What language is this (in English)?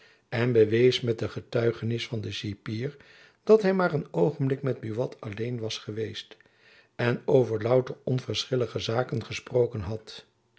Dutch